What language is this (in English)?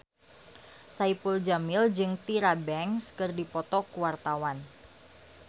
Sundanese